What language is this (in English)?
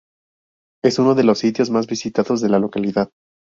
Spanish